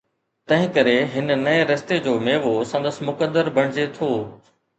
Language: Sindhi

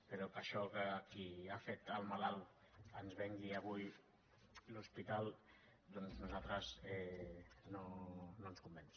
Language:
Catalan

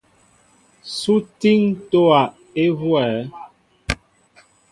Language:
Mbo (Cameroon)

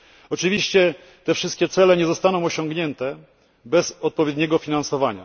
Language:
Polish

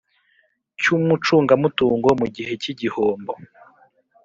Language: Kinyarwanda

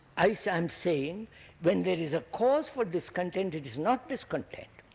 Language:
English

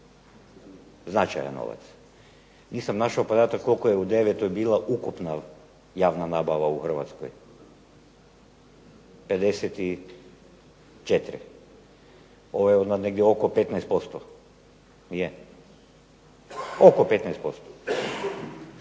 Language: Croatian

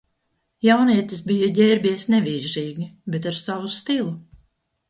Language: Latvian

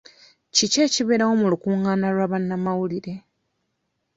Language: Ganda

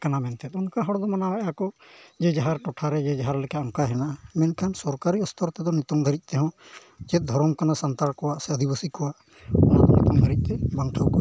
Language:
Santali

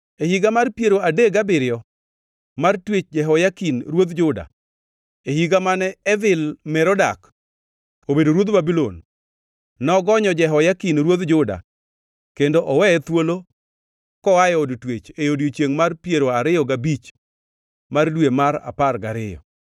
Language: Luo (Kenya and Tanzania)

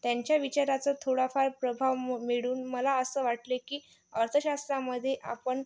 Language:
Marathi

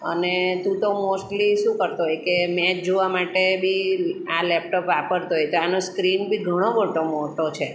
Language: Gujarati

